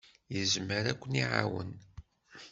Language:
Kabyle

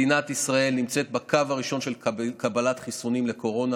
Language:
Hebrew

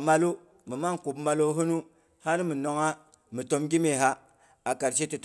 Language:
Boghom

